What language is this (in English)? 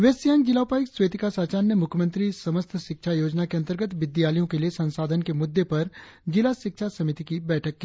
Hindi